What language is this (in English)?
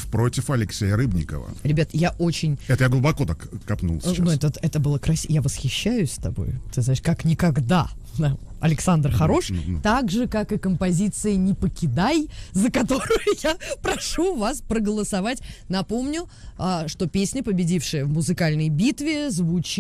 Russian